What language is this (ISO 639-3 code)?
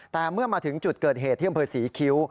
tha